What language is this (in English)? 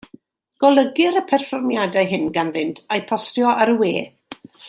Welsh